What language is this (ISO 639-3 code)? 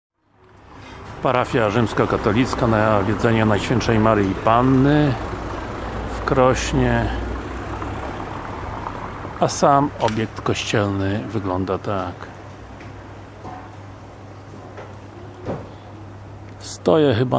pol